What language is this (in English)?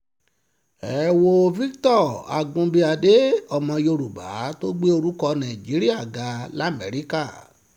Yoruba